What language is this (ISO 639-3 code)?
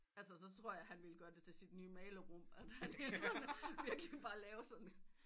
dan